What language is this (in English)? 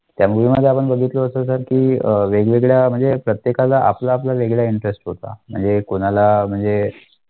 Marathi